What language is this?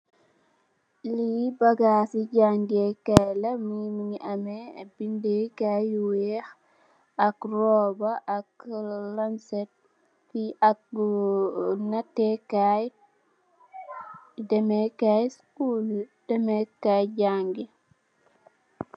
Wolof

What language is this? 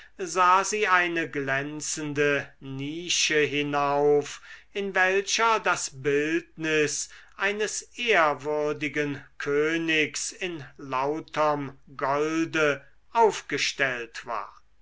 German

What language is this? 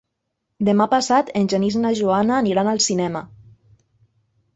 Catalan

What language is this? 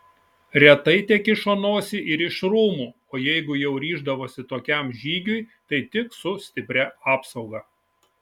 Lithuanian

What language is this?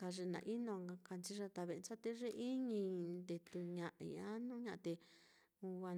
Mitlatongo Mixtec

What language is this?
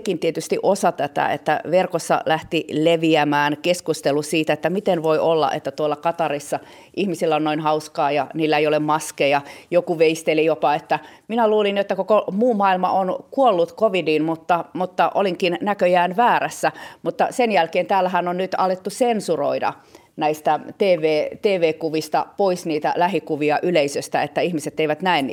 Finnish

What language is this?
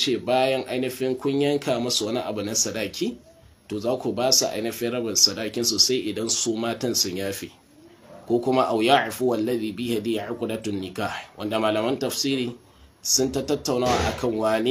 Arabic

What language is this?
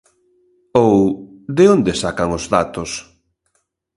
Galician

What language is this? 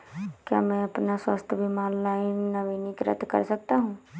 Hindi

